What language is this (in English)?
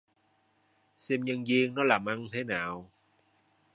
Vietnamese